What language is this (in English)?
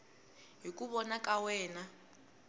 Tsonga